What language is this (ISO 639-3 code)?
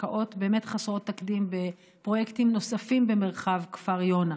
heb